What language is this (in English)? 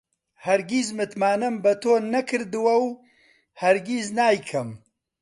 Central Kurdish